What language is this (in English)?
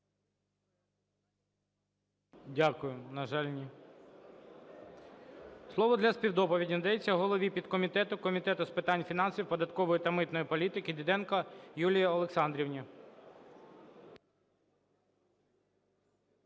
Ukrainian